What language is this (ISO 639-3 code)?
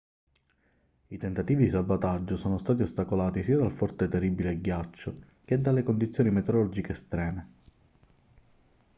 ita